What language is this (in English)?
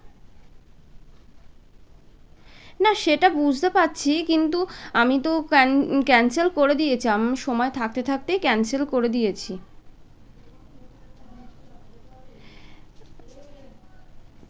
Bangla